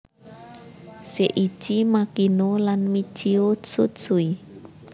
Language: Javanese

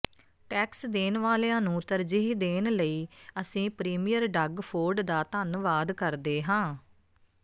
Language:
Punjabi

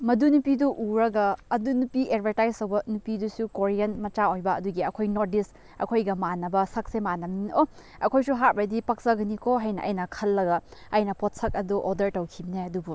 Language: Manipuri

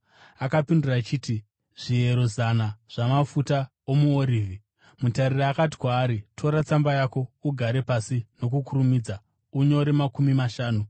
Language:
Shona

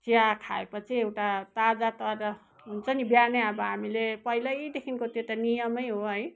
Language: Nepali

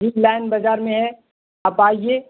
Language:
Urdu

